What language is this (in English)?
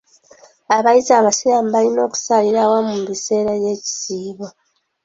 Ganda